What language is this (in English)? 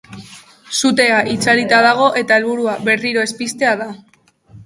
Basque